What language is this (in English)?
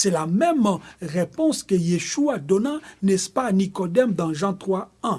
French